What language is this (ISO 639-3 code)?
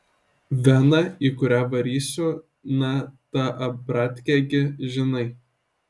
lit